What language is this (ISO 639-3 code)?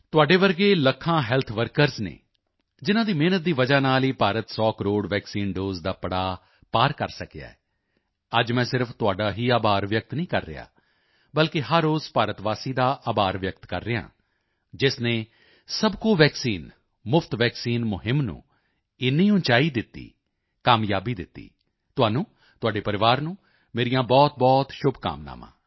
pan